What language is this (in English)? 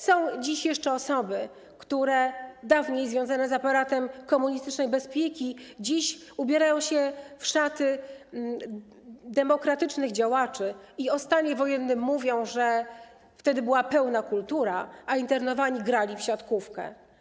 Polish